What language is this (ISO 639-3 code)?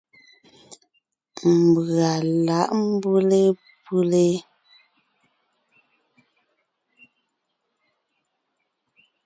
nnh